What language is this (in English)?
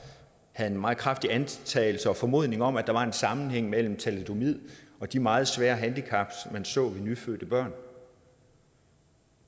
Danish